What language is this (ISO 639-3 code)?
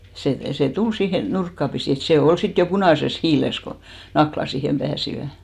fin